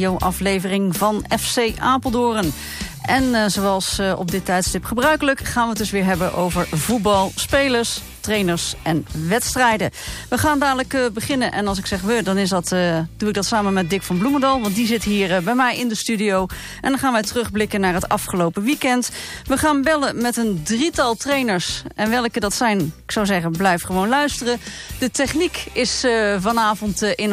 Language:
Dutch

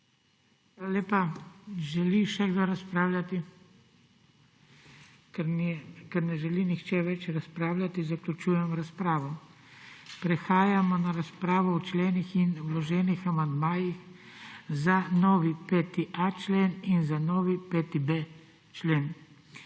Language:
Slovenian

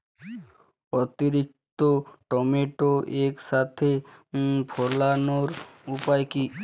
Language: Bangla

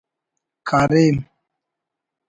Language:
Brahui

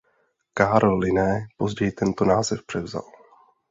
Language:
Czech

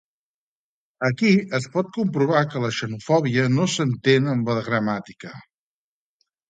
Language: Catalan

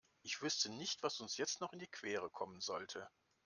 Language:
German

